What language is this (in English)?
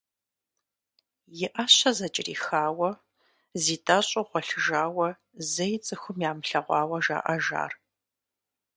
Kabardian